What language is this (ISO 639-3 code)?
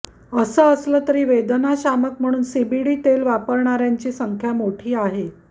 mar